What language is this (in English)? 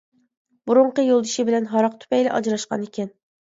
Uyghur